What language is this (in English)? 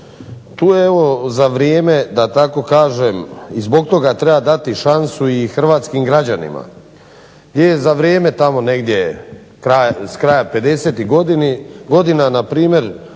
Croatian